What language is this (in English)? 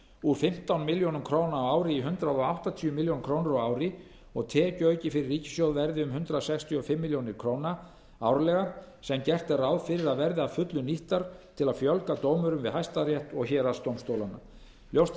Icelandic